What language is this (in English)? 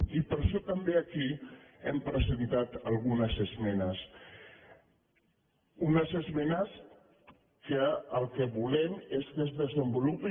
Catalan